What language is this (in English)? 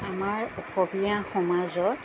Assamese